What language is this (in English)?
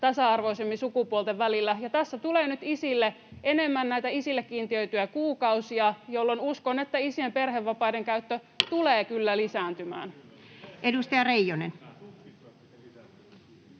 Finnish